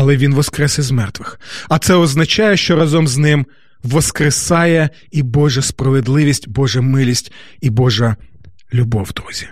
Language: Ukrainian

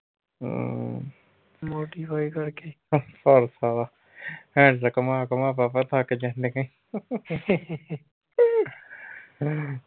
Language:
Punjabi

